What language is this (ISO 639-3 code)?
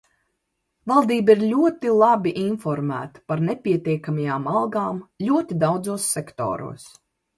lav